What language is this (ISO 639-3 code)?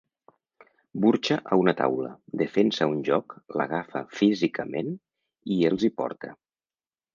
cat